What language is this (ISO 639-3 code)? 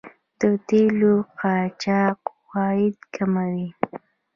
pus